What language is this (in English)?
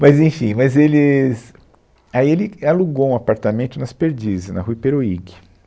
Portuguese